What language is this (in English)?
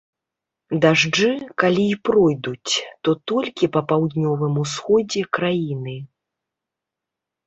Belarusian